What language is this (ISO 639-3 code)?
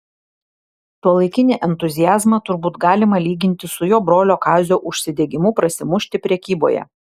lit